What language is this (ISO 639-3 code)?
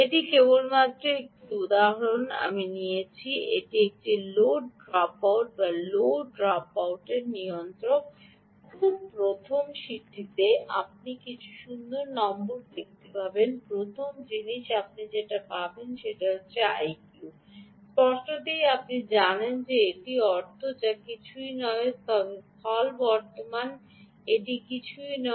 ben